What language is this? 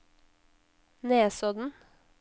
Norwegian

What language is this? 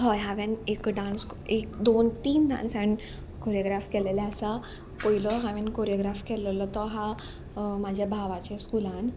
Konkani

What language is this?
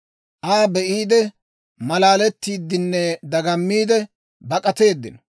Dawro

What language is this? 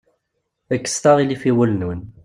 Kabyle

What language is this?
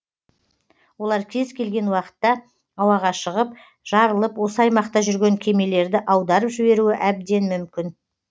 Kazakh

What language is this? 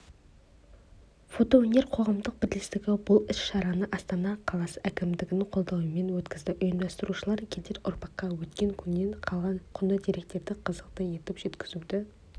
Kazakh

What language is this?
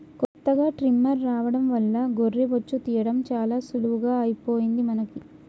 Telugu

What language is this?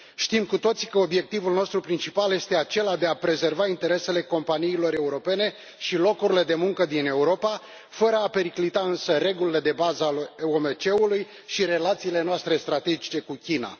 Romanian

